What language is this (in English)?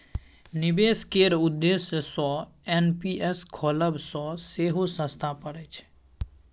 Maithili